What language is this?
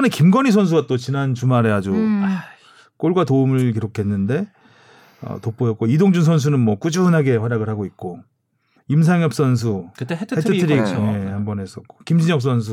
Korean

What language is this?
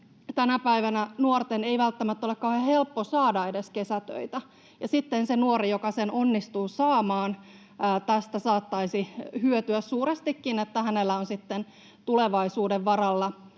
Finnish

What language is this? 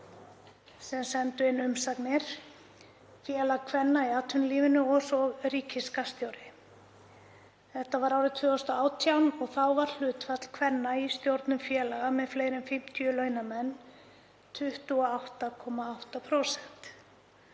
Icelandic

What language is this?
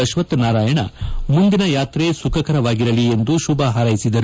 Kannada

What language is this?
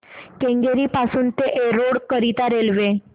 Marathi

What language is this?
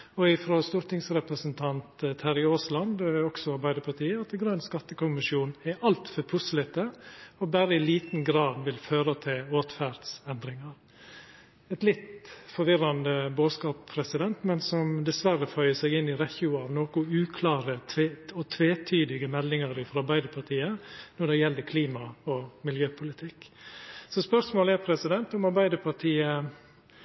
Norwegian Nynorsk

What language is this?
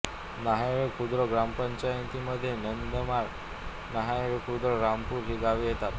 Marathi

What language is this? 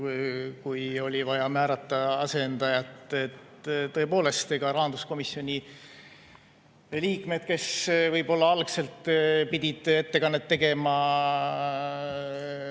Estonian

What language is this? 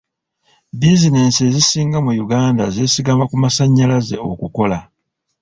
Ganda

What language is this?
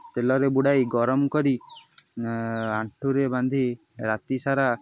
Odia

